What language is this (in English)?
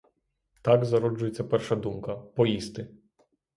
Ukrainian